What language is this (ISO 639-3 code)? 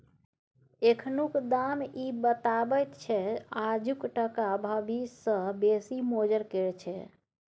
mai